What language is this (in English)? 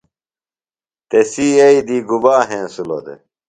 Phalura